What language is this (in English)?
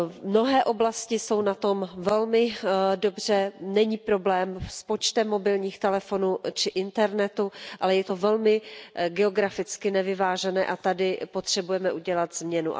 Czech